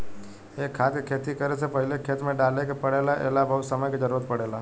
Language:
Bhojpuri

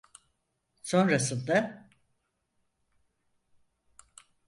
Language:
Turkish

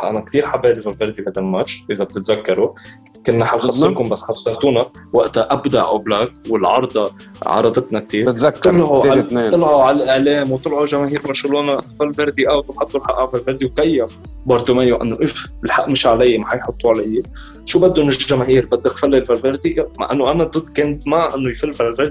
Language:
Arabic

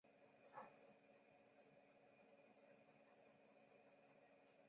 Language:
Chinese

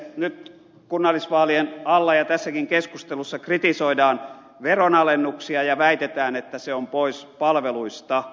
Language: Finnish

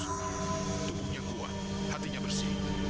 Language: Indonesian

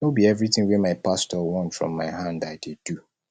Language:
Nigerian Pidgin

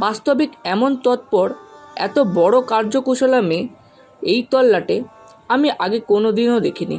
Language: Bangla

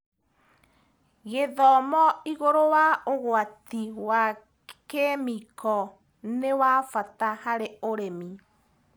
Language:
Kikuyu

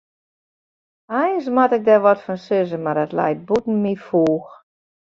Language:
Western Frisian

